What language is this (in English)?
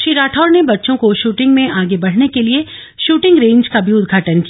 Hindi